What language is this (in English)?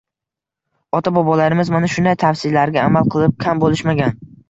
Uzbek